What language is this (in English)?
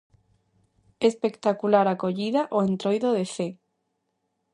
Galician